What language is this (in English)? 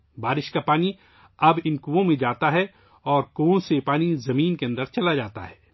Urdu